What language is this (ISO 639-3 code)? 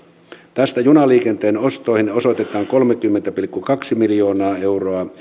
fin